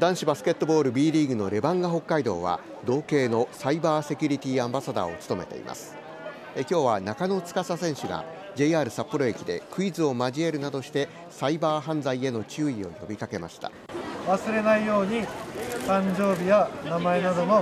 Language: Japanese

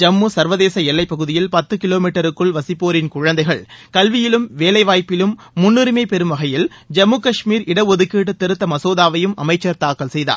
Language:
Tamil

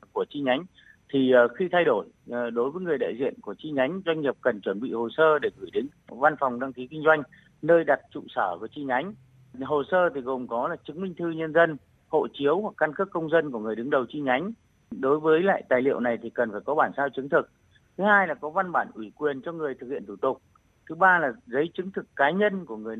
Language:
Vietnamese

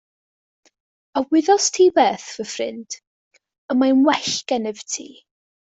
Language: Welsh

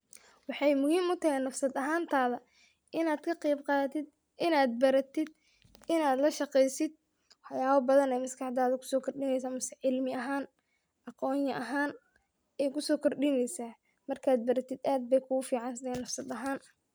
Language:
Somali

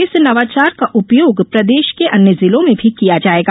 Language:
Hindi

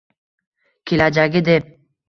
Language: Uzbek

